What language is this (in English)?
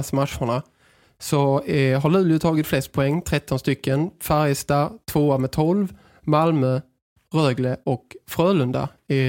Swedish